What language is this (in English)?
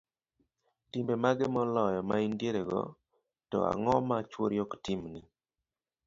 Luo (Kenya and Tanzania)